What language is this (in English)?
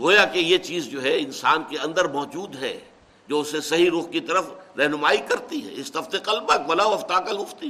Urdu